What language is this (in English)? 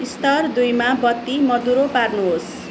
Nepali